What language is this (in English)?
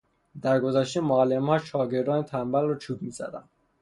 Persian